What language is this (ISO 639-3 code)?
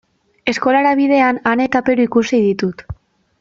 eus